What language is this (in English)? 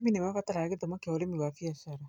Kikuyu